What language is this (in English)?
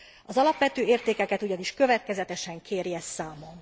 Hungarian